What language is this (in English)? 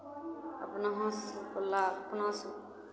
Maithili